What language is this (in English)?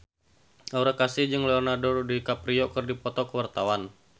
Sundanese